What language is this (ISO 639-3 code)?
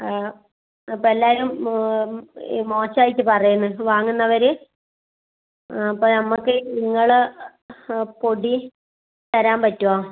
mal